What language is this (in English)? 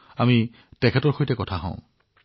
Assamese